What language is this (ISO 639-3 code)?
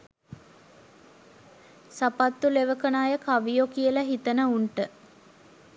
sin